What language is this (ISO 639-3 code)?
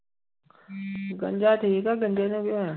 pan